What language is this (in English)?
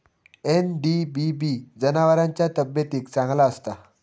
Marathi